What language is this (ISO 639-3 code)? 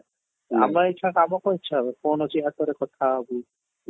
ori